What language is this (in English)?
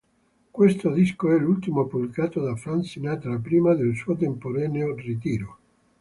Italian